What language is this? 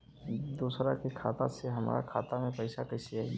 Bhojpuri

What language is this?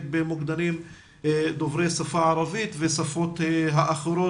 Hebrew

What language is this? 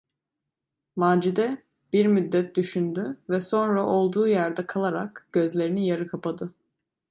Turkish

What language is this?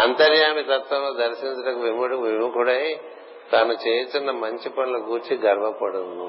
Telugu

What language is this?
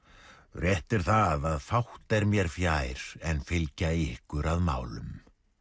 Icelandic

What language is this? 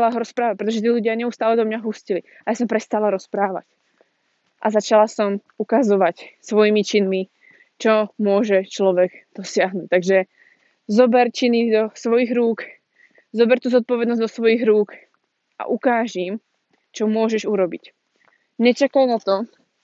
Slovak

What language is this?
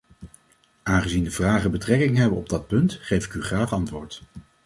Dutch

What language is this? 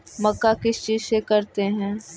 Magahi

